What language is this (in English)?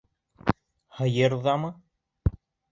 Bashkir